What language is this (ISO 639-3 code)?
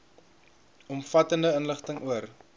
afr